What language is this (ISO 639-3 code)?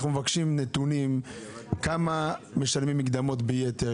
heb